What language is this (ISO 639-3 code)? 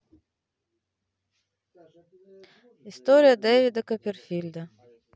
rus